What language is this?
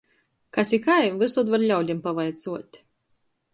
Latgalian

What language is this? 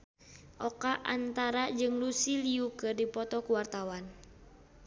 Sundanese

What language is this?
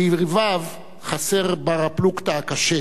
Hebrew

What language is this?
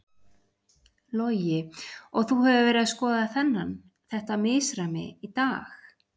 Icelandic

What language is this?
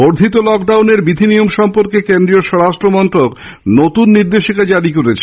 Bangla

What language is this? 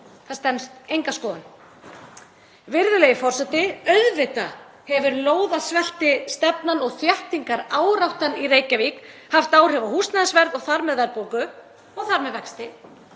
Icelandic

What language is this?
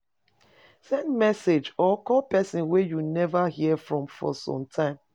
Nigerian Pidgin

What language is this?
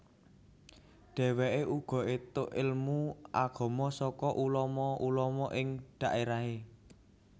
Javanese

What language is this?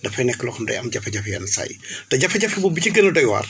Wolof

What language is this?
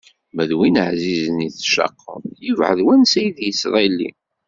Kabyle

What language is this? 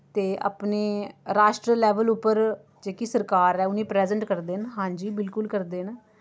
Dogri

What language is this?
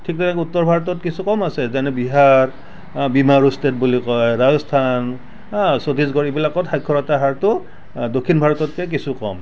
Assamese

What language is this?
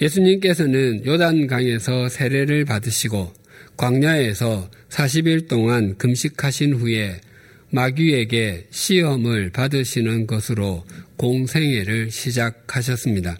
Korean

